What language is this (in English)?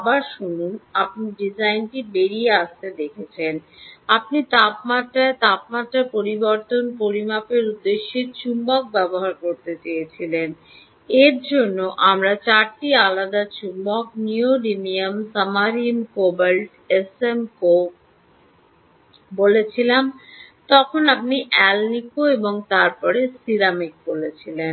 Bangla